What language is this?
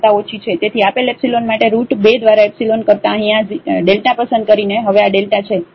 Gujarati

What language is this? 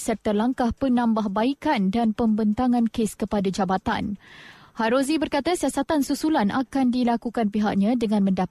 Malay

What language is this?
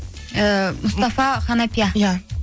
Kazakh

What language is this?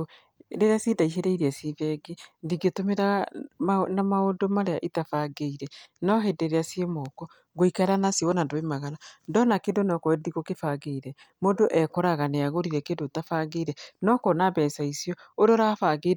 Kikuyu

